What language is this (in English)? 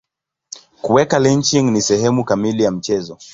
Swahili